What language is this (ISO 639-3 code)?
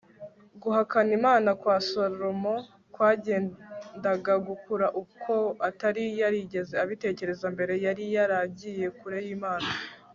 kin